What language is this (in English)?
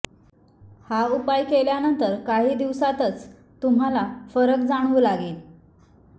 Marathi